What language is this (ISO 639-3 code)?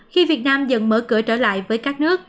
vie